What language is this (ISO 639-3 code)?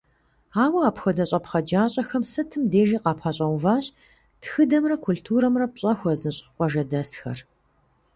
kbd